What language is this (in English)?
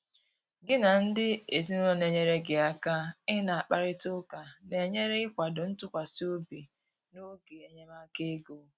Igbo